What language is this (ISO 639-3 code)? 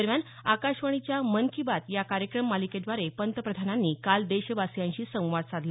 mar